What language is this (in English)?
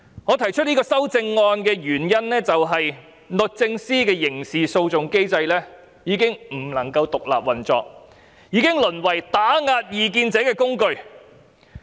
Cantonese